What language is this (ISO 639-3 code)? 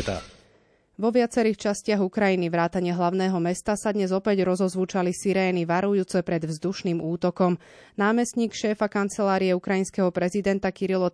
slk